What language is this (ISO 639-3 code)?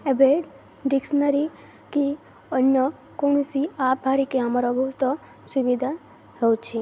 ori